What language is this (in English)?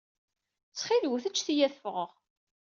Kabyle